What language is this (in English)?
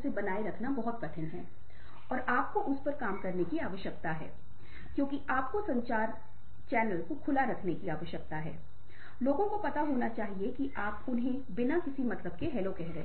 Hindi